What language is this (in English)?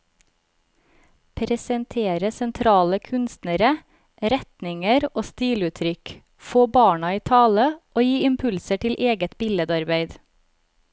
Norwegian